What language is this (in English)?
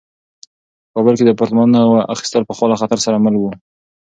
Pashto